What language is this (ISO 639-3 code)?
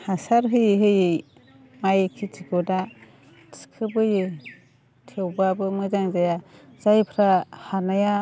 brx